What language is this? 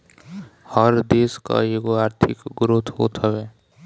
Bhojpuri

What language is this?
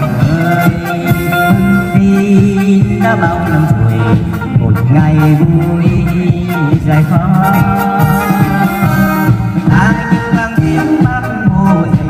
Thai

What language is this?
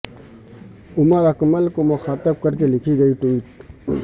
Urdu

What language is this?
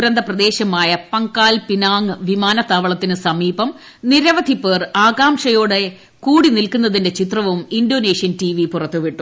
Malayalam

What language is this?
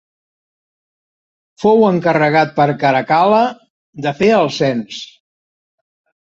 Catalan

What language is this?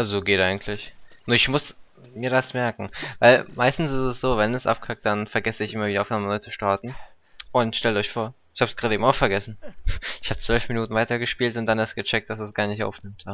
German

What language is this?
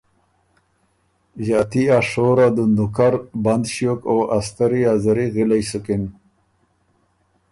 Ormuri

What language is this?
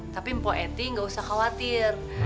Indonesian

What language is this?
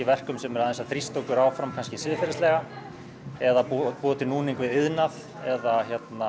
Icelandic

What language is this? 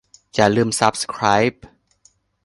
Thai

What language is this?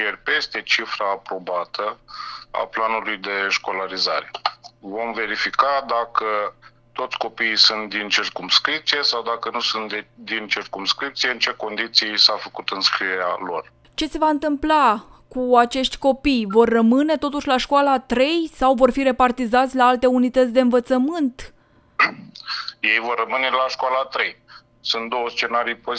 Romanian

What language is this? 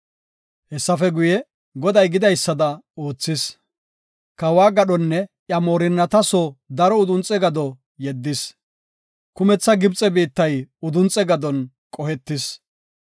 Gofa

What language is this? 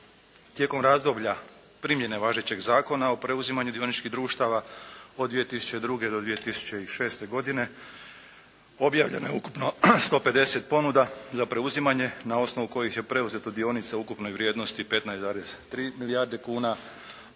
Croatian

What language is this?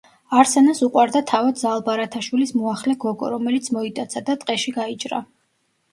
Georgian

